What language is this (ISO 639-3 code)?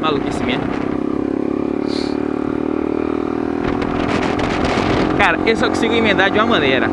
por